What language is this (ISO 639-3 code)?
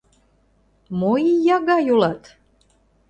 chm